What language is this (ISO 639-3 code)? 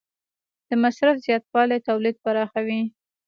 pus